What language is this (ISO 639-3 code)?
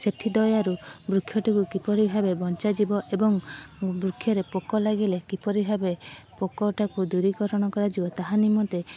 ori